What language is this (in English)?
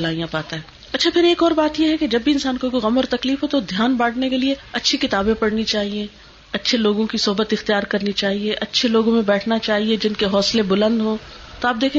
Urdu